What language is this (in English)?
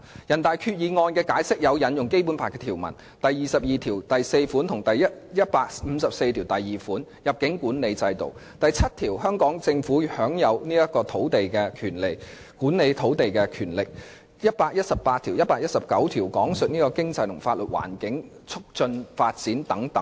Cantonese